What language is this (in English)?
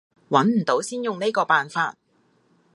Cantonese